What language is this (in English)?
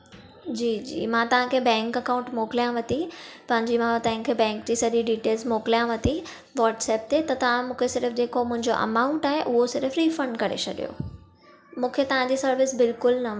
Sindhi